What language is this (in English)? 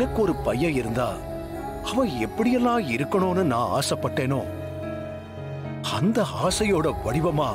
Tamil